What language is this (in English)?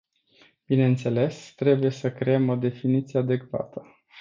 Romanian